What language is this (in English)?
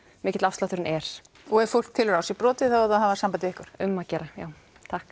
Icelandic